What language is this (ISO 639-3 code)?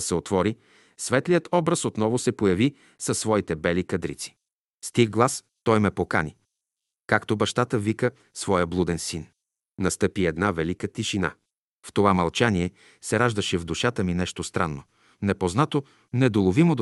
bul